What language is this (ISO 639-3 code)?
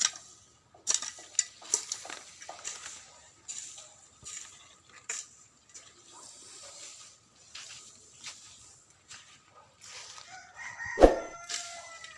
vie